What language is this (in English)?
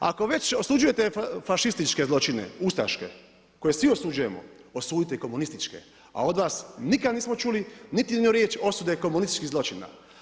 Croatian